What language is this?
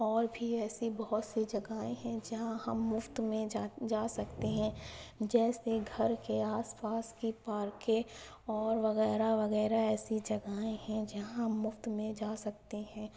Urdu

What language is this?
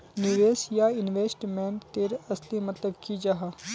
Magahi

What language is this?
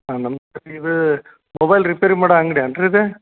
Kannada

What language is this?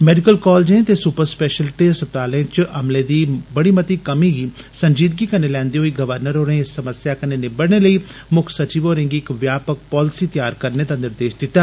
Dogri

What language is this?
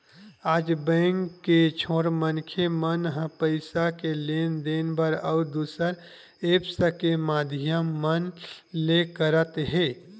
Chhattisgarhi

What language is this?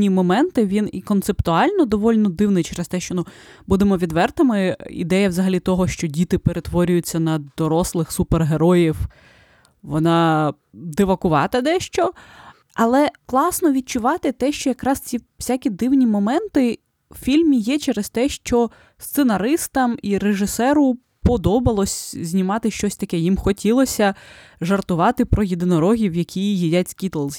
Ukrainian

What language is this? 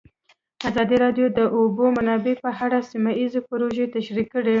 Pashto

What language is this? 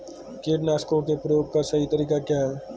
Hindi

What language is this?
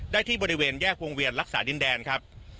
Thai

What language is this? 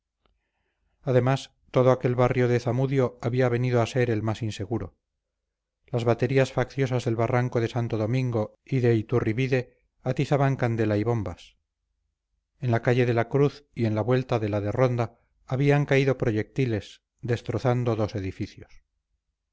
Spanish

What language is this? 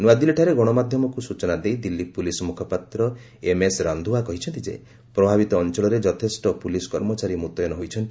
Odia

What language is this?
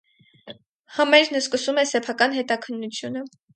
Armenian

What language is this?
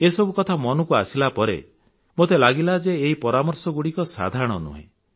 Odia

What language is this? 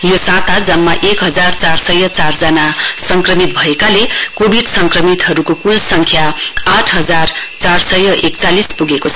Nepali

